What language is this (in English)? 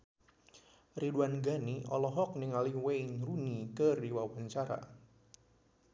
Sundanese